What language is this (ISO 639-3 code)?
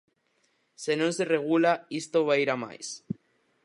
glg